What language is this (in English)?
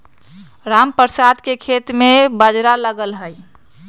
Magahi